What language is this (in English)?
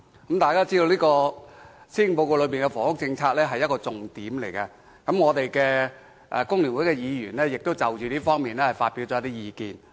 Cantonese